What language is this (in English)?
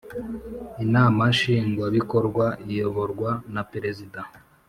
Kinyarwanda